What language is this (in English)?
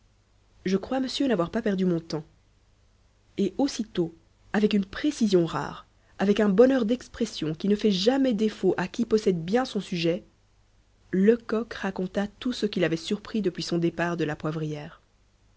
French